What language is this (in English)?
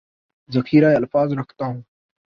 Urdu